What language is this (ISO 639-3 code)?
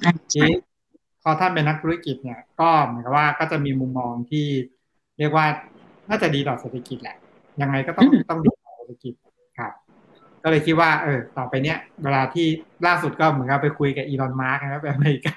tha